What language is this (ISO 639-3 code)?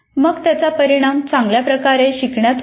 mar